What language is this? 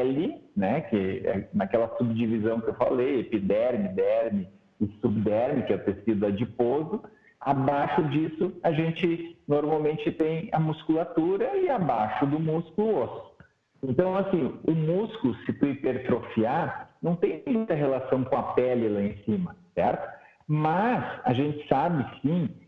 Portuguese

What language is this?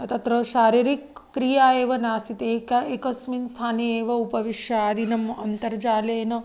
Sanskrit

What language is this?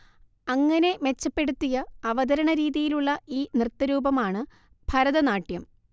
Malayalam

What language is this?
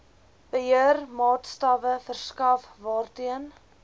Afrikaans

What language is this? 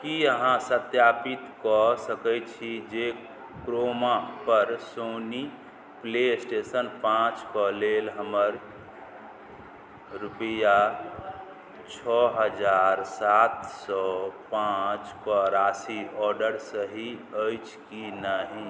Maithili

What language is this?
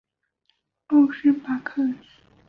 Chinese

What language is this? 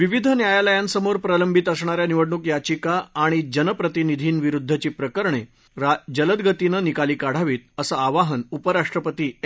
Marathi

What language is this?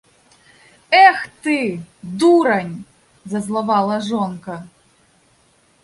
Belarusian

